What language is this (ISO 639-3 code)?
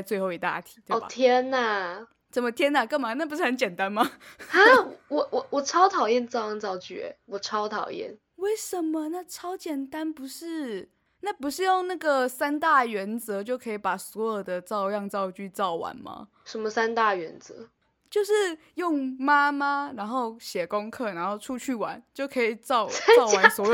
zho